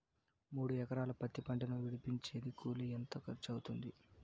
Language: Telugu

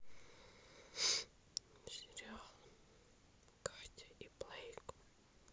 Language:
Russian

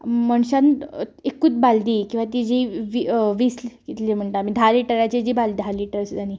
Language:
Konkani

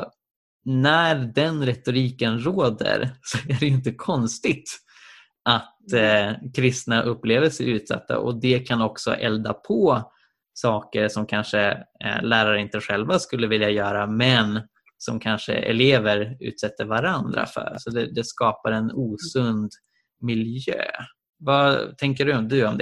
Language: Swedish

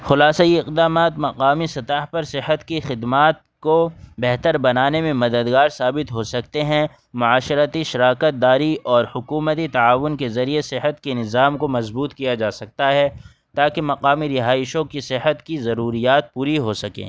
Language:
Urdu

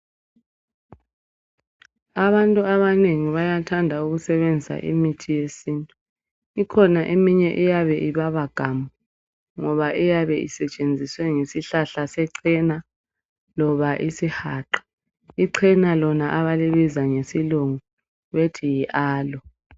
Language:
North Ndebele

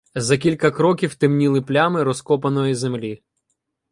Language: Ukrainian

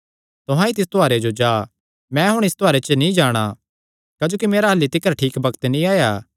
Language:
Kangri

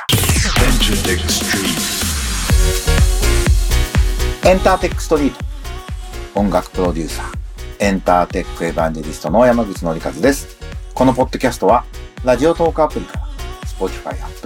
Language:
Japanese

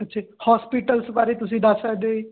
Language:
Punjabi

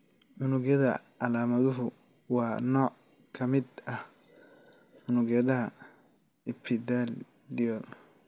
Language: Somali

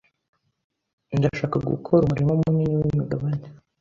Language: Kinyarwanda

